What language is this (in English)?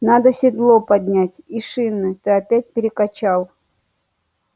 Russian